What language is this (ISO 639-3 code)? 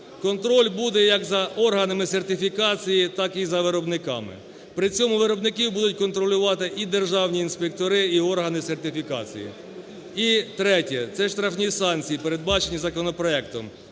ukr